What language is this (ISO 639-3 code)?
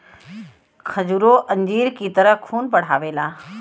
bho